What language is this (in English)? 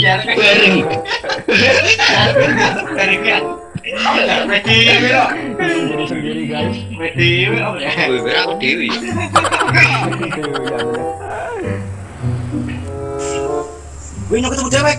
Indonesian